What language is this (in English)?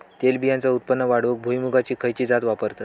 Marathi